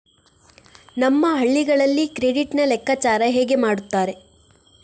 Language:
Kannada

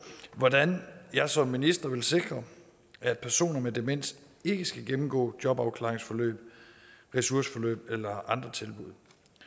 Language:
Danish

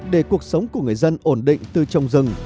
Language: Vietnamese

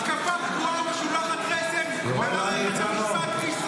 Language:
Hebrew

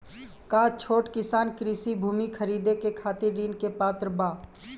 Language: Bhojpuri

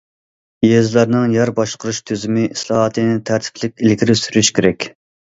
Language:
Uyghur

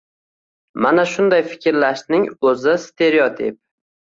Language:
Uzbek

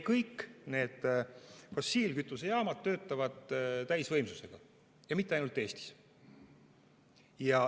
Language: Estonian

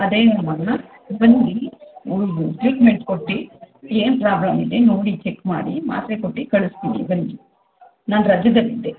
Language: Kannada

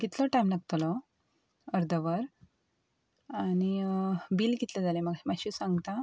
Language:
Konkani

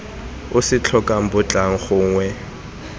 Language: Tswana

